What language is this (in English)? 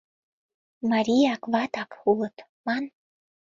Mari